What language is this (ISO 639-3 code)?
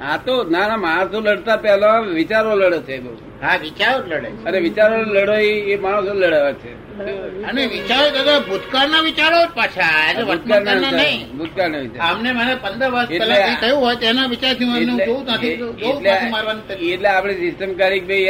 guj